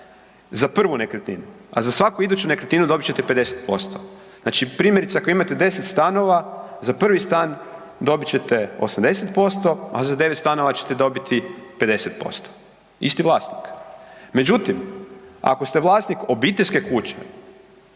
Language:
Croatian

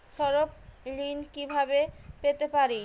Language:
Bangla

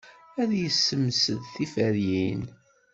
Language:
Kabyle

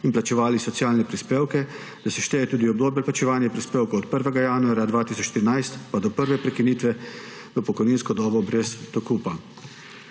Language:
Slovenian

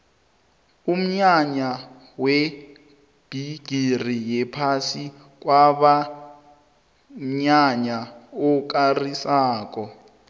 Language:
South Ndebele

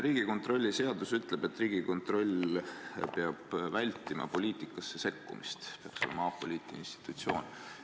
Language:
Estonian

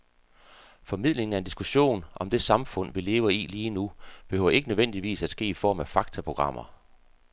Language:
Danish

